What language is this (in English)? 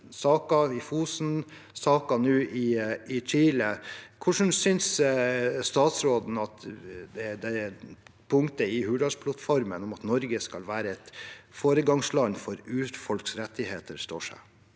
Norwegian